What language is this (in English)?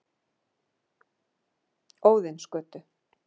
Icelandic